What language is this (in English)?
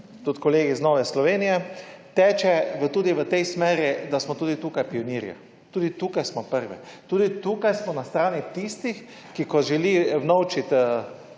Slovenian